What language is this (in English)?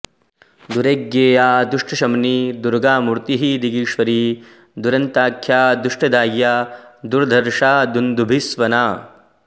Sanskrit